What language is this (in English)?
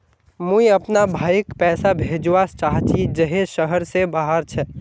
Magahi